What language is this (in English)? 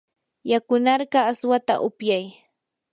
Yanahuanca Pasco Quechua